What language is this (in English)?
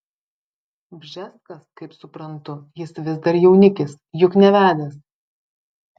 Lithuanian